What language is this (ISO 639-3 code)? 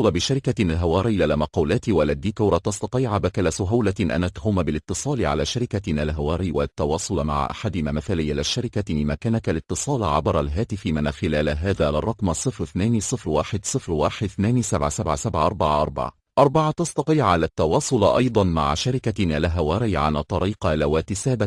ara